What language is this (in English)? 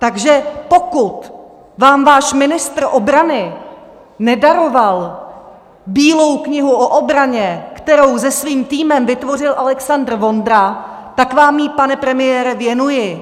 Czech